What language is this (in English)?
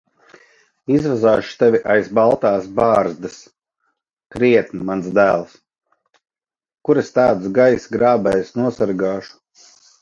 Latvian